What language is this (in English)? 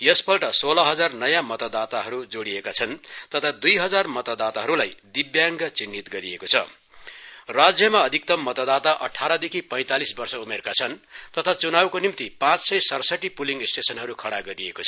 Nepali